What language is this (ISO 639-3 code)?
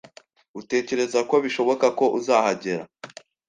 kin